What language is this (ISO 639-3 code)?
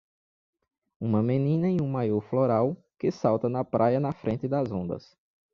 por